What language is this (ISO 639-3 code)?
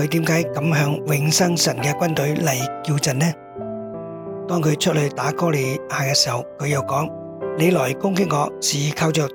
zho